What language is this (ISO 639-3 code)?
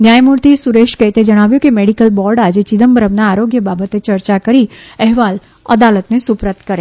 guj